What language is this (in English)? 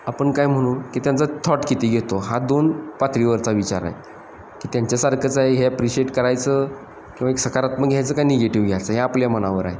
Marathi